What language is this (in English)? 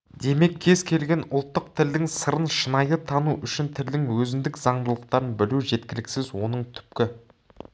Kazakh